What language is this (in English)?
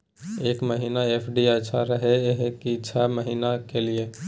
Maithili